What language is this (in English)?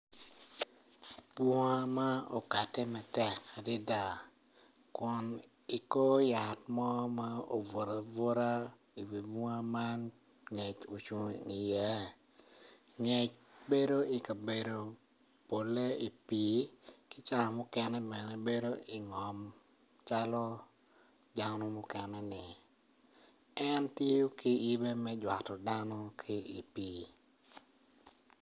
Acoli